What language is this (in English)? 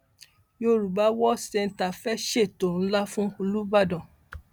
Yoruba